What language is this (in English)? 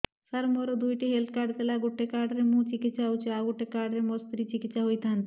Odia